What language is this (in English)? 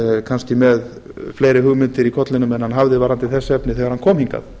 Icelandic